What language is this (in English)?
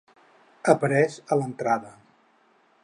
Catalan